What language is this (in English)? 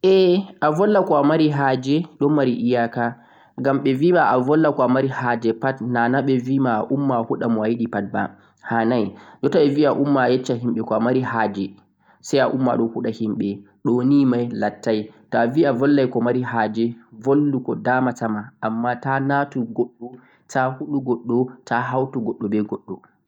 Central-Eastern Niger Fulfulde